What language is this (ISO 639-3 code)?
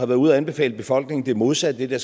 dan